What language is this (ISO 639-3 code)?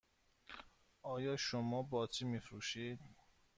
fas